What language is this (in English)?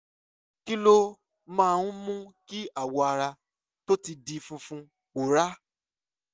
Yoruba